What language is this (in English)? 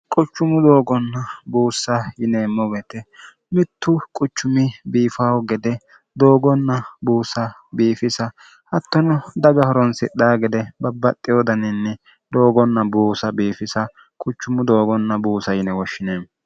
Sidamo